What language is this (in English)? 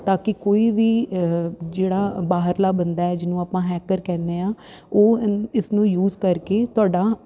Punjabi